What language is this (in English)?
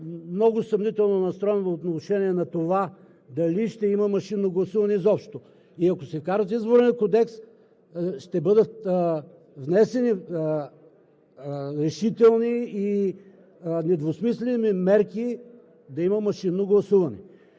Bulgarian